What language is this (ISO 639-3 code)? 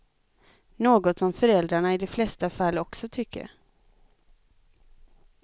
swe